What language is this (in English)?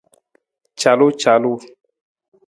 Nawdm